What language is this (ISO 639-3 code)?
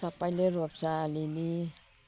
nep